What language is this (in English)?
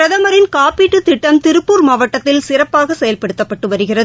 Tamil